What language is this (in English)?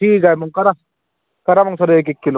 Marathi